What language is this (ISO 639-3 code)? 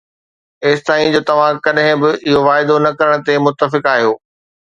snd